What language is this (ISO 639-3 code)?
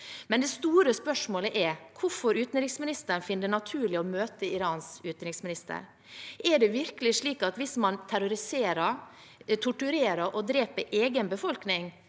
nor